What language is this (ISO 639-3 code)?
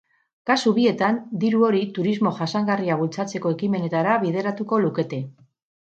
eus